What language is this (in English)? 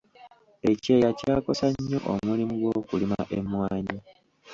Ganda